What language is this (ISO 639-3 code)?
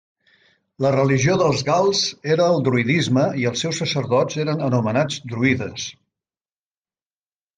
cat